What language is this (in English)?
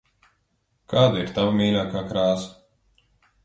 Latvian